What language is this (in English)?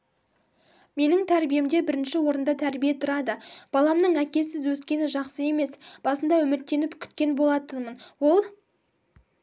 Kazakh